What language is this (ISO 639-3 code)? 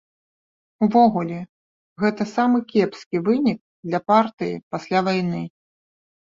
bel